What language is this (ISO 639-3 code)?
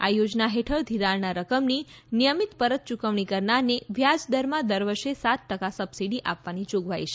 guj